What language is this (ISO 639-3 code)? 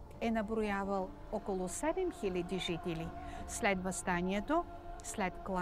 bul